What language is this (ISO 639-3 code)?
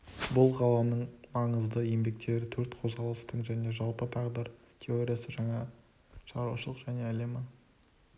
kaz